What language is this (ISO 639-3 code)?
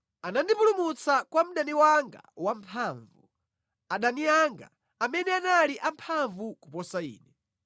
nya